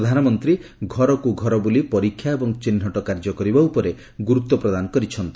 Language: Odia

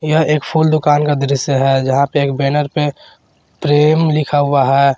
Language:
Hindi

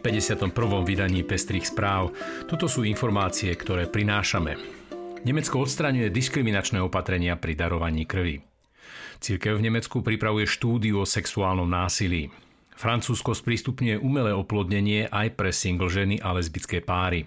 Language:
Slovak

